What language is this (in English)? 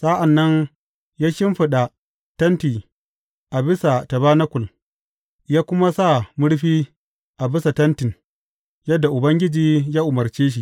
Hausa